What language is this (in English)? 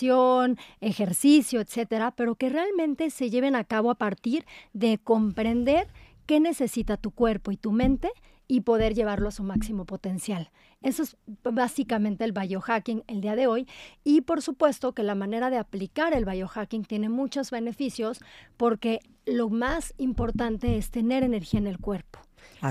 Spanish